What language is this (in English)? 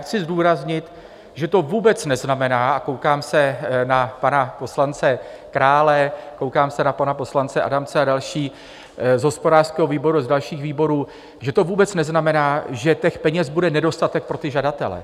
Czech